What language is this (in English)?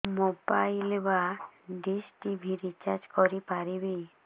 Odia